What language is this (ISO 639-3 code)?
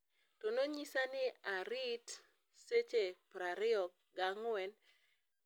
luo